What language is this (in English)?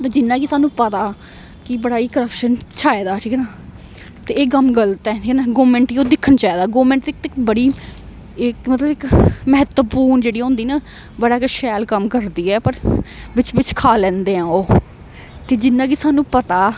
Dogri